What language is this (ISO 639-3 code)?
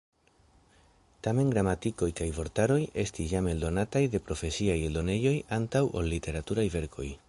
epo